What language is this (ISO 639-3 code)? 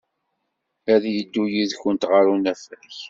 kab